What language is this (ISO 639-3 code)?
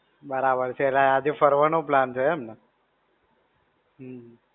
guj